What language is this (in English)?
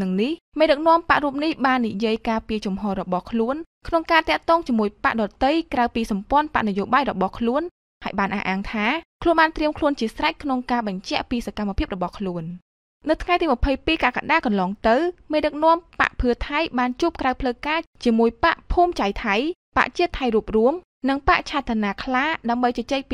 Thai